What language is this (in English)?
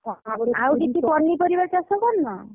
Odia